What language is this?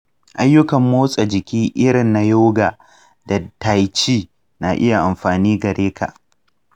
Hausa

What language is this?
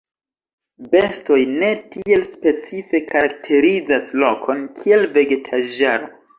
Esperanto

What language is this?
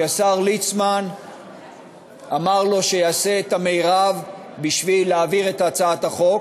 Hebrew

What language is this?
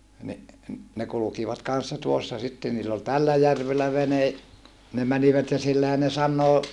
Finnish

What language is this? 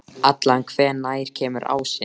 Icelandic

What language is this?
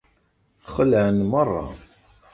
Kabyle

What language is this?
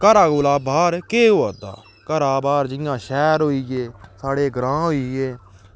Dogri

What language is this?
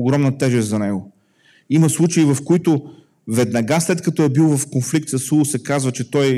Bulgarian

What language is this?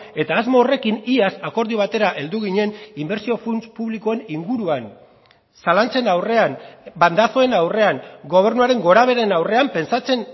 Basque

